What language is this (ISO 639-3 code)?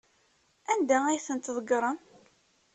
kab